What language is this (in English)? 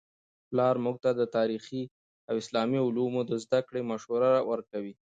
Pashto